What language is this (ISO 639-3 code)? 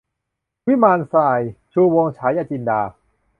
tha